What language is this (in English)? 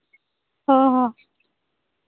Santali